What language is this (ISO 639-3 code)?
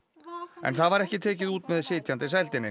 isl